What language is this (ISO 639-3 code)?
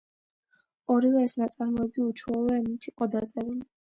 kat